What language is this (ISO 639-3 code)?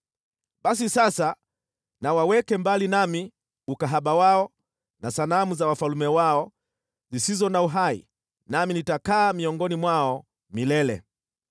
swa